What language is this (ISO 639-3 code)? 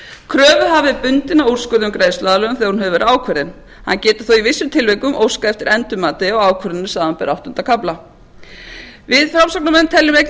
isl